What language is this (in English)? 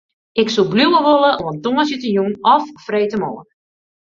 Western Frisian